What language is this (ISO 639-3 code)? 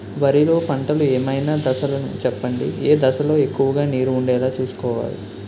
tel